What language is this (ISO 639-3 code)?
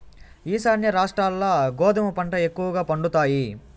tel